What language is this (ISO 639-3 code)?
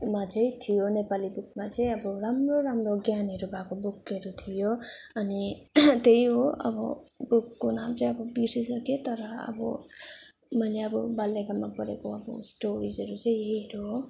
nep